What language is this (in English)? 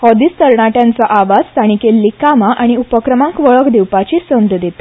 Konkani